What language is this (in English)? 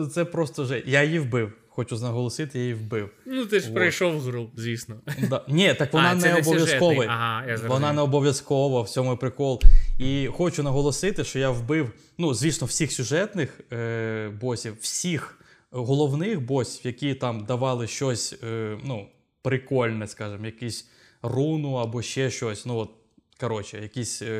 Ukrainian